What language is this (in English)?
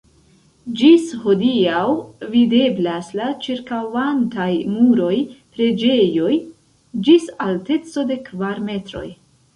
Esperanto